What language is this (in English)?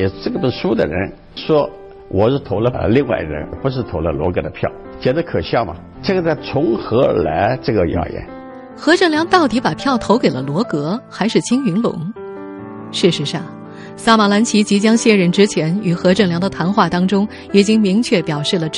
Chinese